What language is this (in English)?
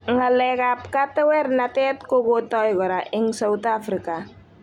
Kalenjin